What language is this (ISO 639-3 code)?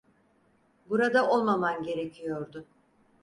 tur